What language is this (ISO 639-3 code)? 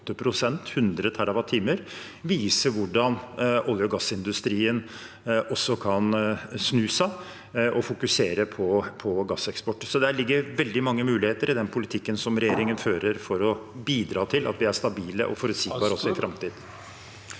nor